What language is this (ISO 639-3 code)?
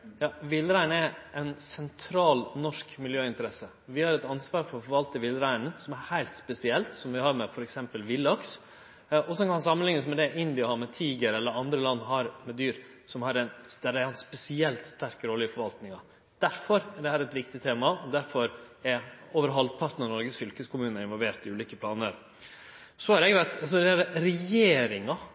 nno